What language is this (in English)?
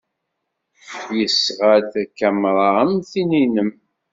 Kabyle